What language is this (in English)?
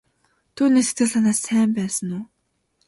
Mongolian